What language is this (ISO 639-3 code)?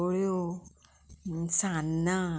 kok